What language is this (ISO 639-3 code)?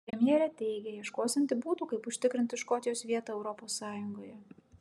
lit